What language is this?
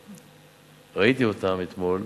Hebrew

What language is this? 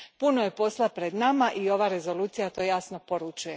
Croatian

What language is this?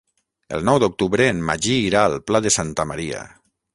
Catalan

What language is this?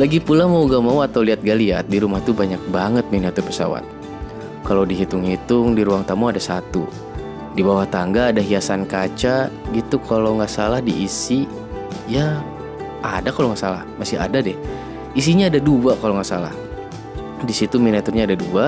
Indonesian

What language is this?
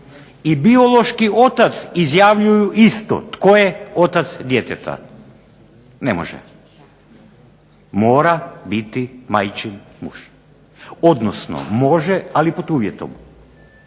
Croatian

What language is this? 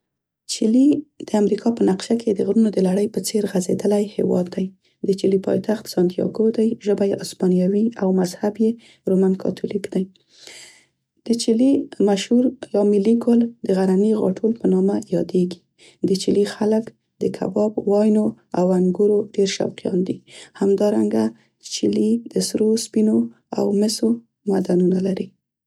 Central Pashto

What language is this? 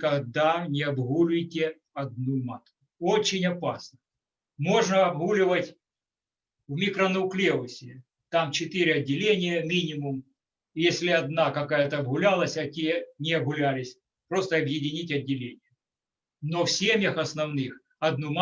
Russian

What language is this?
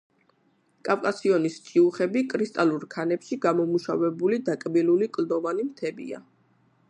Georgian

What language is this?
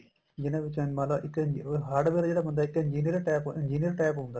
Punjabi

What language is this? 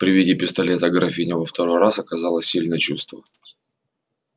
Russian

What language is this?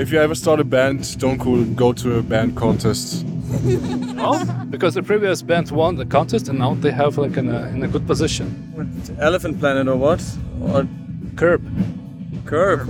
English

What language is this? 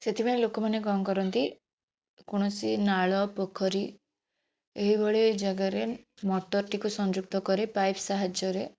Odia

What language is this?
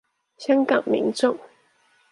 Chinese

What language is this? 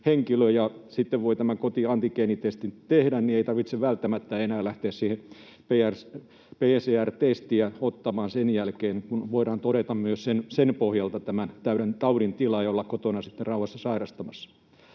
Finnish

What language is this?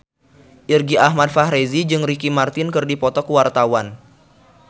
Sundanese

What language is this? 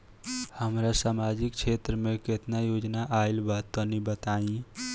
Bhojpuri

